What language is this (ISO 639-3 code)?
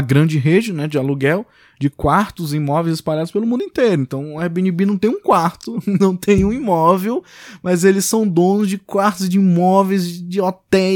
por